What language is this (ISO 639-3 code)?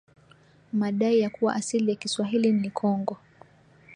swa